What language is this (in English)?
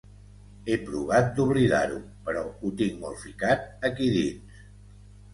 Catalan